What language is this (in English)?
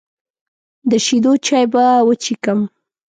Pashto